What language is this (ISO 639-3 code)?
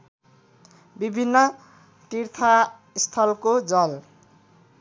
nep